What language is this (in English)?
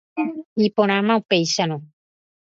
Guarani